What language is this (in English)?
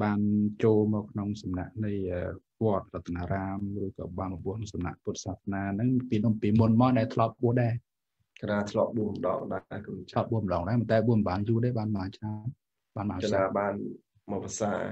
Thai